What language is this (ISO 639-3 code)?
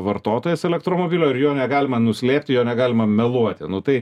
lit